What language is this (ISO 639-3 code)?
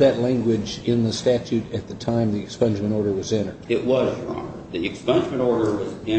eng